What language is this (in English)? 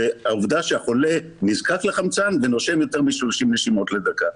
Hebrew